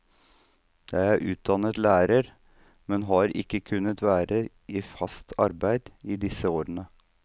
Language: Norwegian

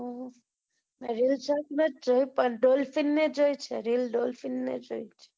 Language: Gujarati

